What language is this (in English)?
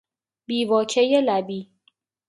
Persian